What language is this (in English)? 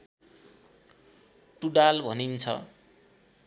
Nepali